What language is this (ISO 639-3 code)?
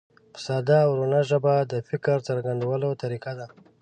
pus